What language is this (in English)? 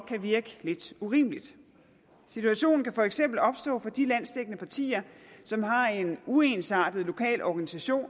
Danish